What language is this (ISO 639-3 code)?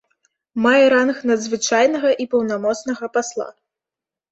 bel